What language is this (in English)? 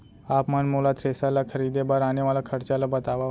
Chhattisgarhi